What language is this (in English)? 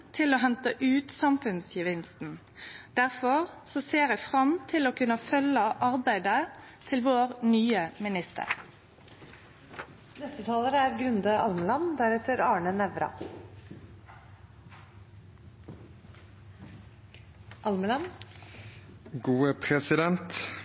Norwegian Nynorsk